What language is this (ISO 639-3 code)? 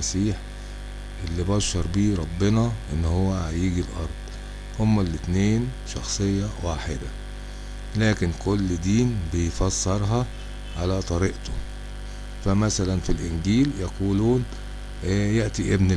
ara